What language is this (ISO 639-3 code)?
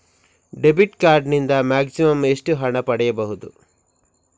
kan